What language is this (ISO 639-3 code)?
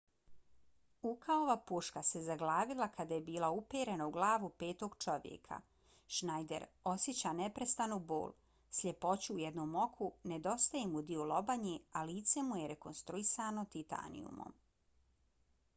bos